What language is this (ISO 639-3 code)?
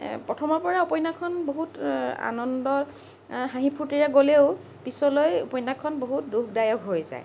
asm